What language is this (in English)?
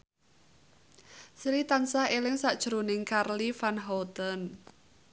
Javanese